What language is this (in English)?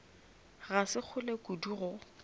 Northern Sotho